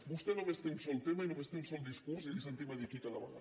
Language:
Catalan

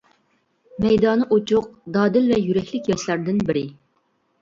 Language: Uyghur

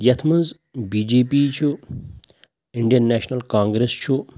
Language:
Kashmiri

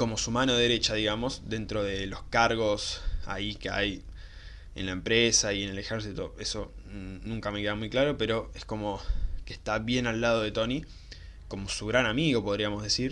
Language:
Spanish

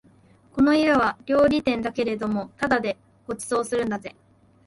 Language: Japanese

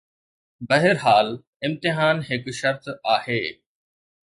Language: Sindhi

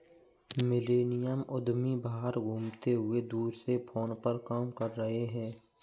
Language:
Hindi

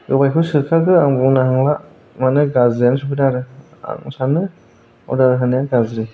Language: Bodo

